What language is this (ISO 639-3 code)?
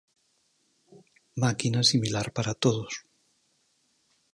glg